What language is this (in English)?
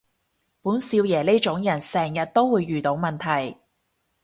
Cantonese